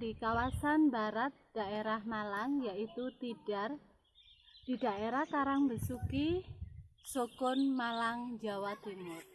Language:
Indonesian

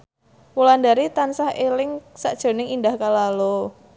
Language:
Javanese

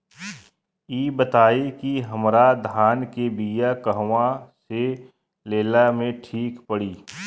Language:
Bhojpuri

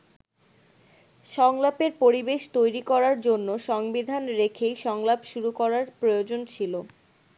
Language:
Bangla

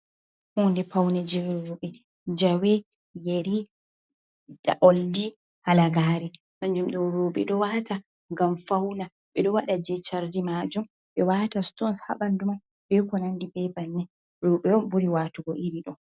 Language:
Fula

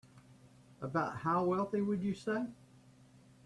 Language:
English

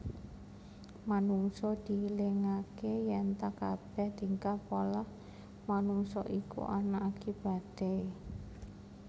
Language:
Javanese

